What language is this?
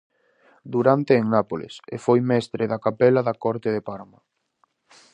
Galician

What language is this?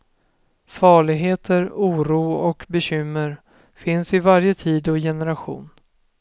Swedish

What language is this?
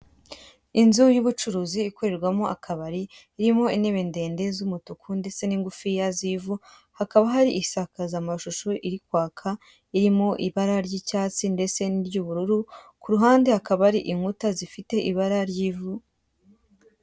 Kinyarwanda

